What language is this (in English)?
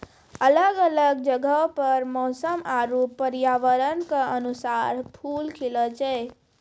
Maithili